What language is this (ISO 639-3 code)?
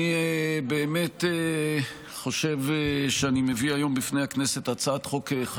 heb